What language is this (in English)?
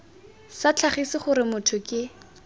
Tswana